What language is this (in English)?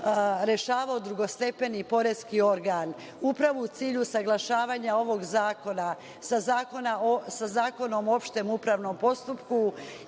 Serbian